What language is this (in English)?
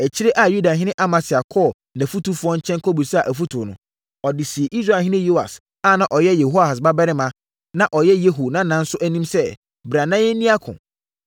Akan